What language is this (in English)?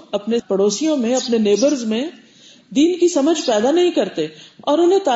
Urdu